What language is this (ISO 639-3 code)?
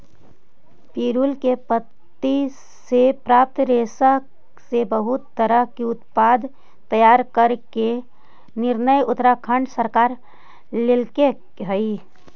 mag